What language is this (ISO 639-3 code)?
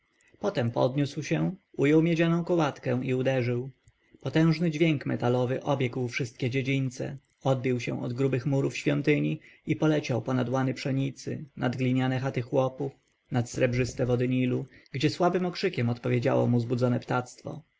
pol